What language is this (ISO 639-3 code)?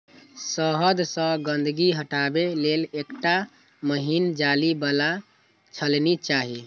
mai